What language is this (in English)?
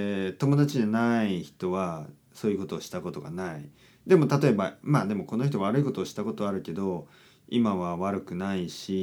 Japanese